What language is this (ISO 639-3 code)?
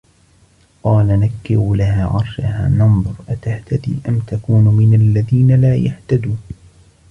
ara